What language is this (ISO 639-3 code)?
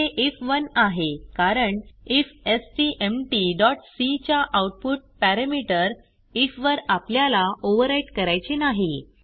mar